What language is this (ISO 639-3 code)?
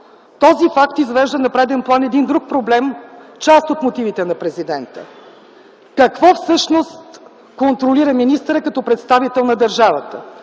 bul